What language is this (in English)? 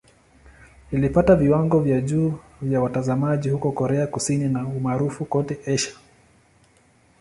Swahili